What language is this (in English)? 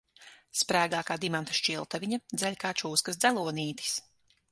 Latvian